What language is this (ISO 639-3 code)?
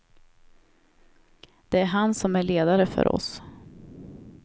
swe